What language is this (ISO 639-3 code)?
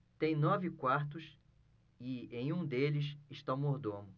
por